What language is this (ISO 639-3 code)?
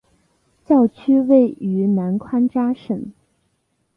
zho